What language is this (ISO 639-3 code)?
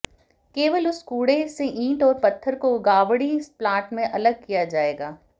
hin